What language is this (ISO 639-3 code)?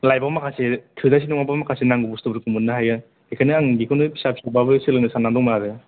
brx